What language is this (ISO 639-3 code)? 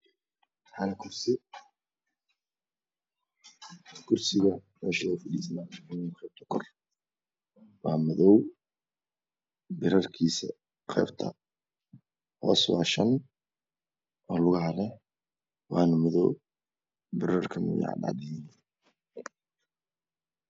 som